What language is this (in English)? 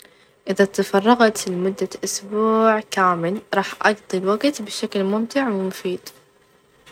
Najdi Arabic